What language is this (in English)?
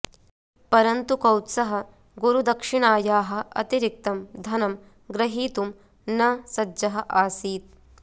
Sanskrit